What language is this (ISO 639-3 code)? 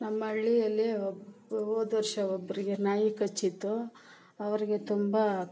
kan